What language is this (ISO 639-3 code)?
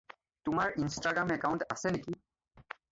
asm